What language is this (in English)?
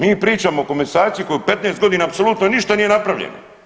Croatian